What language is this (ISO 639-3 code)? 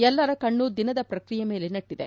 kan